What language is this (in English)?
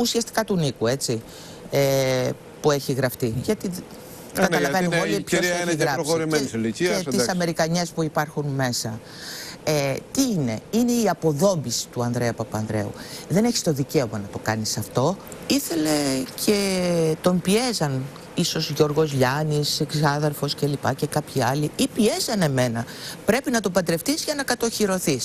Greek